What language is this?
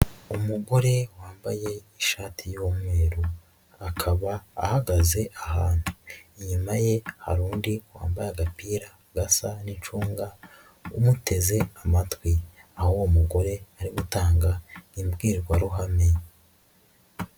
Kinyarwanda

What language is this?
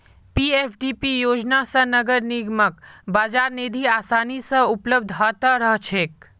Magahi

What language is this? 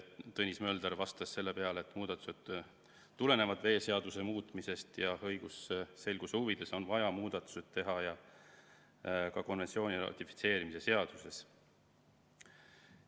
Estonian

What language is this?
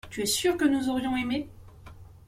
French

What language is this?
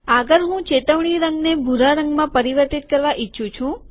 Gujarati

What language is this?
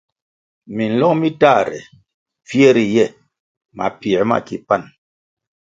Kwasio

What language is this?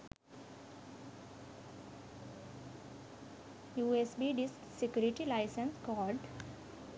Sinhala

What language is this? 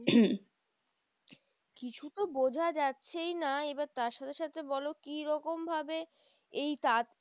Bangla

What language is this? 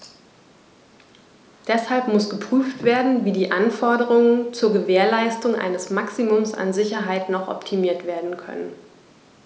German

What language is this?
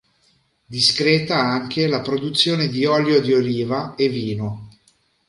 Italian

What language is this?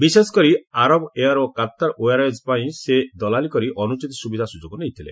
Odia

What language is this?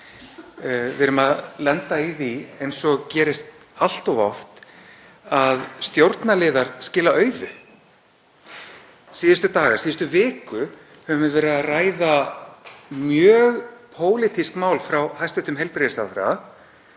Icelandic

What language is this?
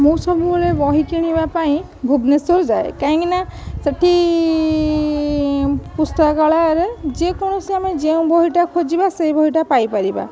Odia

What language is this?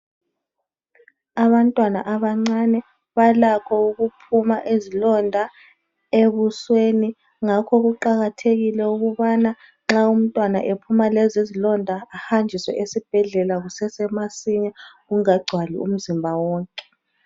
North Ndebele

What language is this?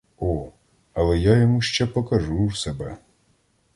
Ukrainian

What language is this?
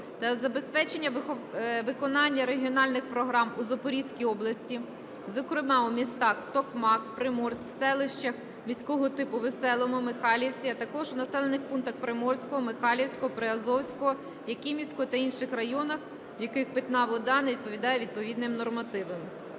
Ukrainian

